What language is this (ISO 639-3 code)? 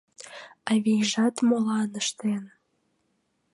chm